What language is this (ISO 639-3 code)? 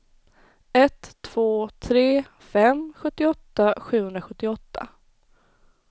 swe